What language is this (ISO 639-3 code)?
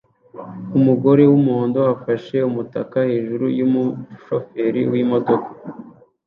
kin